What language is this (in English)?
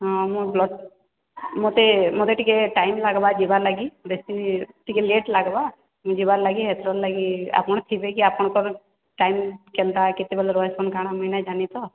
Odia